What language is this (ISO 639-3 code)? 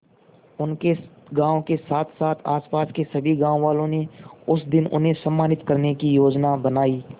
hin